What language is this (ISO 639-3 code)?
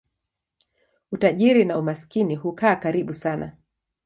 swa